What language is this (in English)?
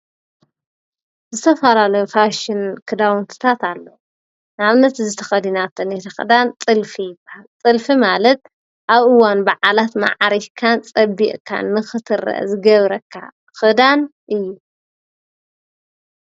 Tigrinya